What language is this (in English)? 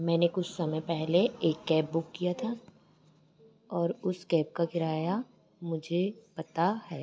Hindi